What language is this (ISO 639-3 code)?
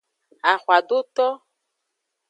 ajg